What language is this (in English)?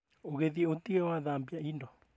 Kikuyu